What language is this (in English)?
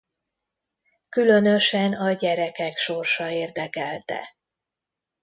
Hungarian